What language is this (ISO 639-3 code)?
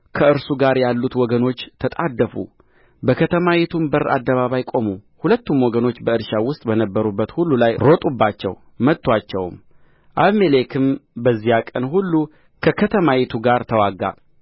amh